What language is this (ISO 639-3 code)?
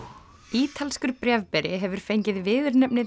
isl